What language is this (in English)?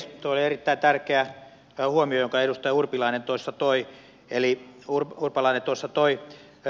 Finnish